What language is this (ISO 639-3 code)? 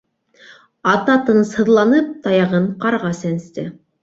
bak